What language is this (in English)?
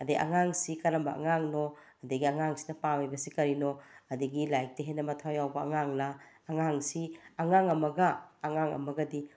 Manipuri